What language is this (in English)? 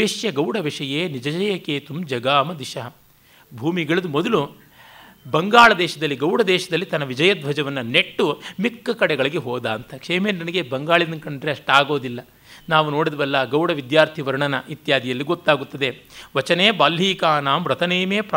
Kannada